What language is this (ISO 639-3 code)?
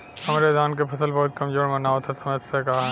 bho